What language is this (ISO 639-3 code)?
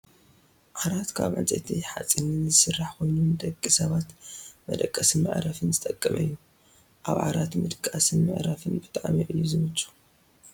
tir